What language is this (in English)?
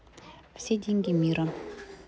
Russian